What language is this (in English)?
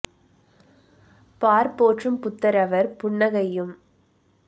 Tamil